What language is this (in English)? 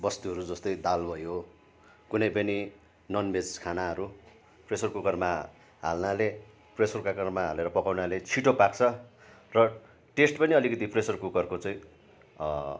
Nepali